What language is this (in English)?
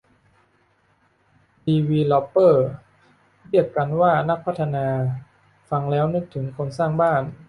Thai